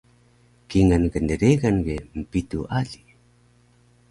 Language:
Taroko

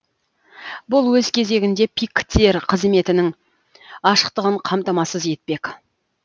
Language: Kazakh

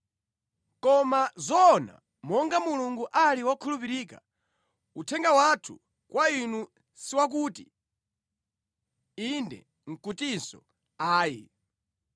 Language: Nyanja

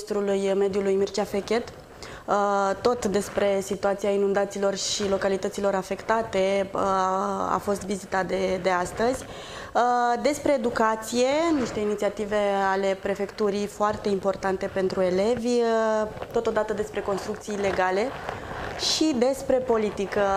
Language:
Romanian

